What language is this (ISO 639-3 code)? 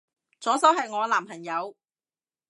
yue